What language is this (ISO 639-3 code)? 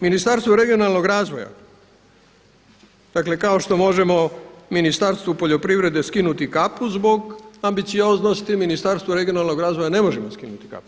hrv